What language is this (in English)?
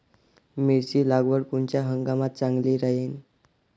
Marathi